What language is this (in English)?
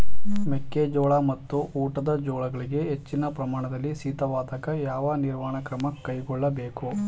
Kannada